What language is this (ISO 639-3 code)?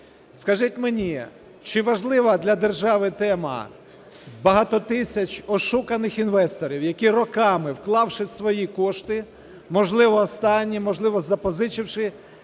ukr